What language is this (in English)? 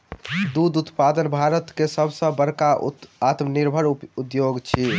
Maithili